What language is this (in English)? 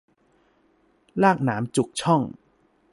Thai